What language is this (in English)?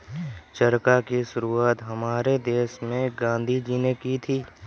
Hindi